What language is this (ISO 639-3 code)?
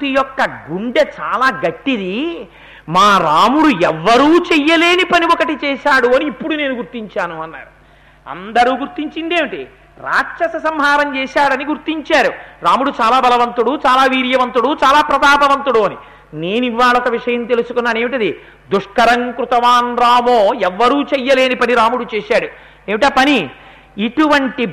tel